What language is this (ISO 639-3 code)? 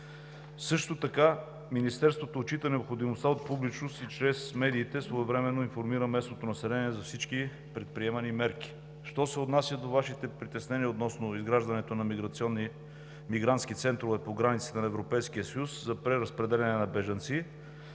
bul